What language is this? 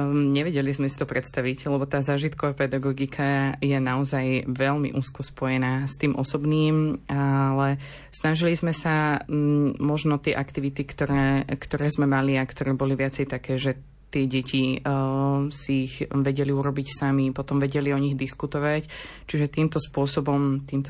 Slovak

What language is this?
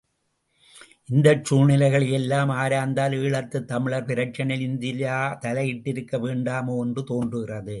Tamil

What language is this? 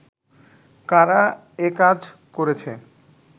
Bangla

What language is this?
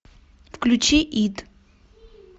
Russian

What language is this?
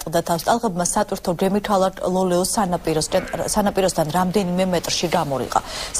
Romanian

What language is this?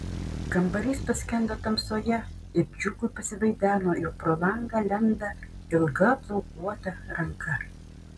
Lithuanian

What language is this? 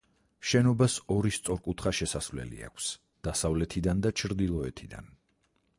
Georgian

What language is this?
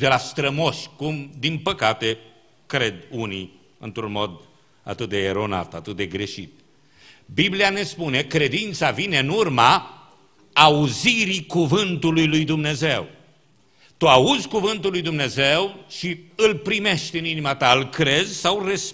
Romanian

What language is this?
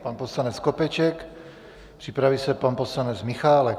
Czech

